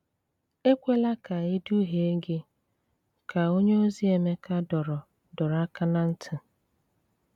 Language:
Igbo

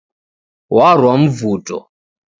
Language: Taita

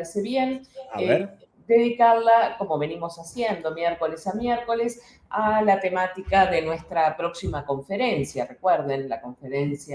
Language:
Spanish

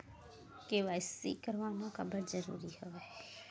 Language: Chhattisgarhi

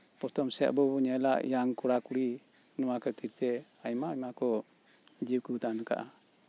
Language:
Santali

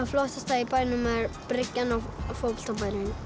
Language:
Icelandic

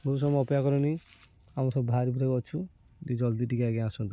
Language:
Odia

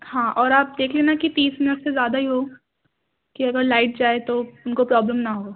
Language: Urdu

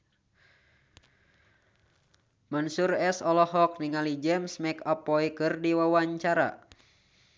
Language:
Sundanese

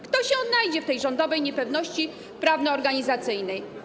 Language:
Polish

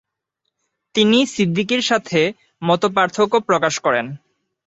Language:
Bangla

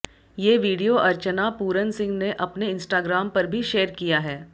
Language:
Hindi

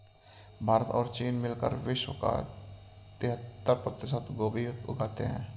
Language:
Hindi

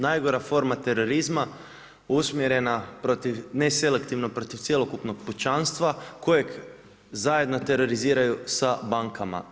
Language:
Croatian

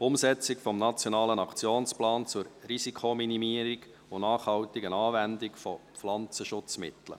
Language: Swiss German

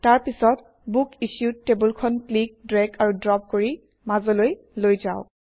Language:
Assamese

